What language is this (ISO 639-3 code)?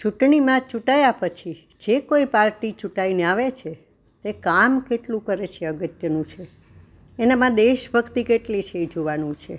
guj